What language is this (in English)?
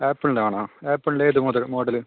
Malayalam